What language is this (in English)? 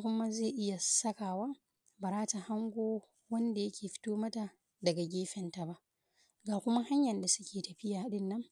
Hausa